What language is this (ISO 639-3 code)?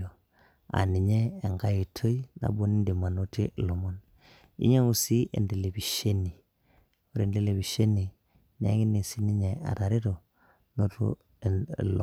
mas